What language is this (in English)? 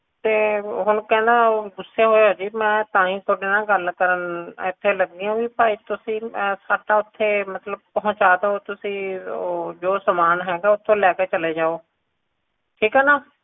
Punjabi